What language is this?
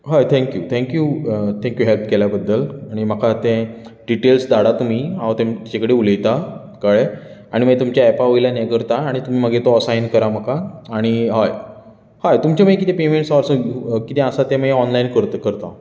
Konkani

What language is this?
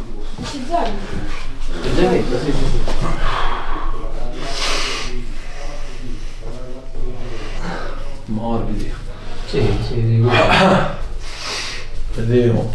Italian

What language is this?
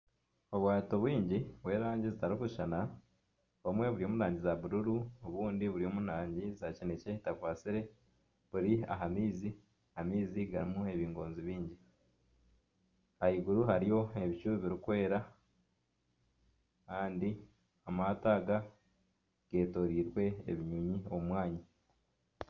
Nyankole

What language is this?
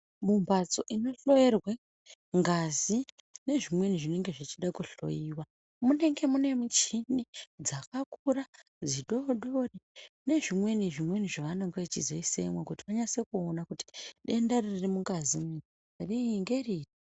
Ndau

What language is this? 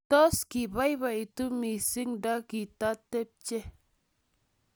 Kalenjin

